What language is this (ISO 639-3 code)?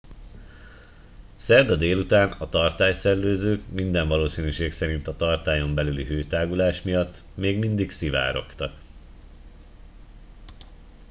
hun